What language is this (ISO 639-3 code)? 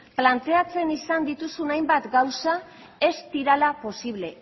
eus